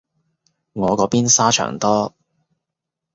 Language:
Cantonese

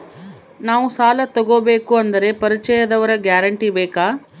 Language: Kannada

